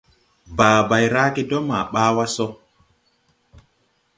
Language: Tupuri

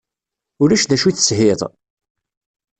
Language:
Kabyle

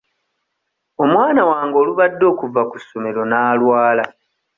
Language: Ganda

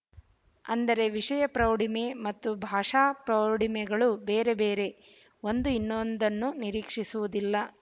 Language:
Kannada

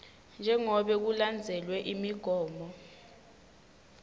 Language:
Swati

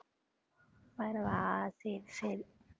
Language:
Tamil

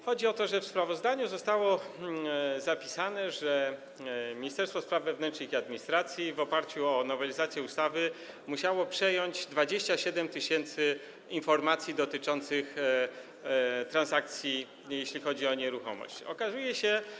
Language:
Polish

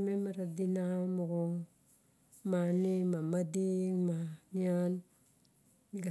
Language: Barok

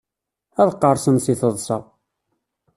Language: Kabyle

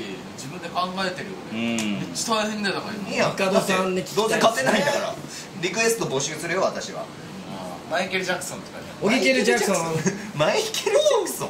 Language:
Japanese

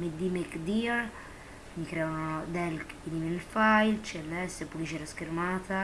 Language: Italian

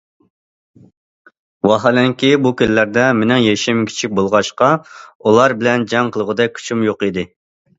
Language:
Uyghur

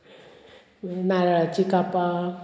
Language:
Konkani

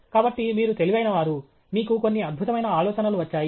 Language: Telugu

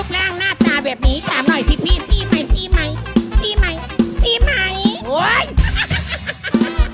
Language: Thai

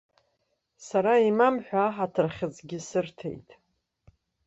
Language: Abkhazian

